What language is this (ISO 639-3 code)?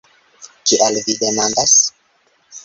epo